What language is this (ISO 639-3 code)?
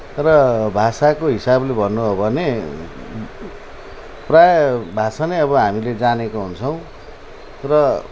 nep